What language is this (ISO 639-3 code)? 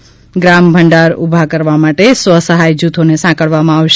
guj